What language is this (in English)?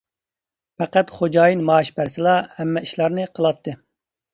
Uyghur